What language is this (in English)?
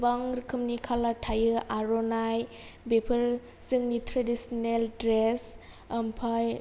Bodo